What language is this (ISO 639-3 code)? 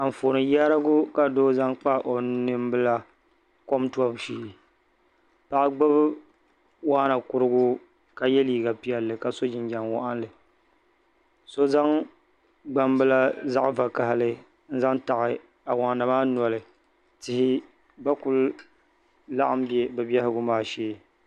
dag